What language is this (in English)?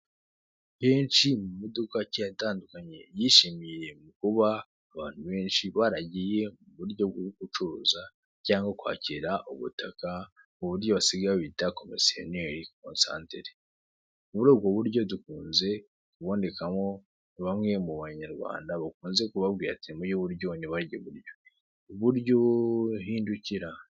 Kinyarwanda